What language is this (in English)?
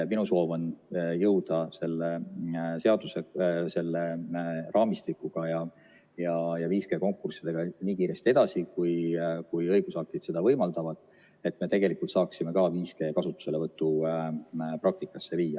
Estonian